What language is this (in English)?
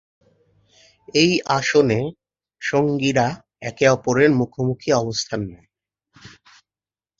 Bangla